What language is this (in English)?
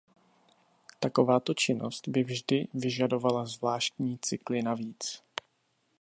Czech